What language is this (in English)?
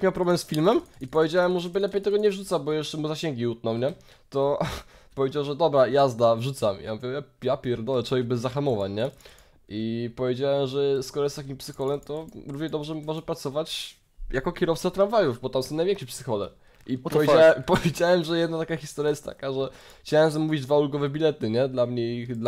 Polish